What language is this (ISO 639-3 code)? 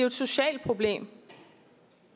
dan